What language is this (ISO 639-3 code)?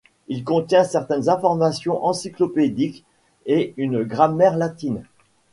fra